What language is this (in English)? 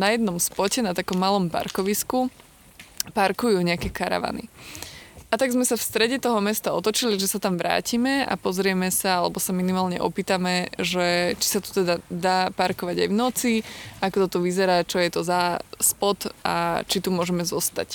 Slovak